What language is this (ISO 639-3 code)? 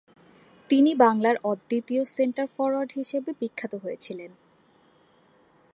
ben